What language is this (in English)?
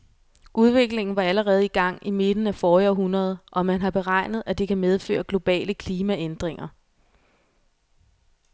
Danish